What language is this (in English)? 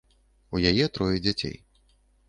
Belarusian